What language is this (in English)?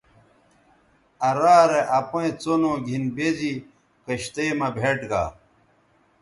Bateri